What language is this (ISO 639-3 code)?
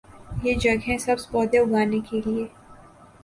urd